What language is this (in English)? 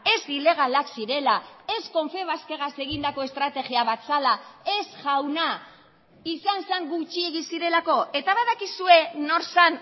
Basque